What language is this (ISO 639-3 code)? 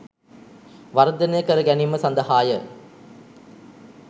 sin